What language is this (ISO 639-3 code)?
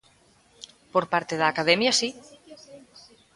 glg